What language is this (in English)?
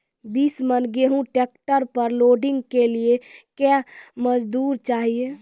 Maithili